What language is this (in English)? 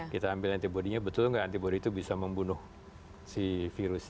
Indonesian